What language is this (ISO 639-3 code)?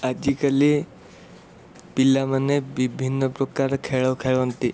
ori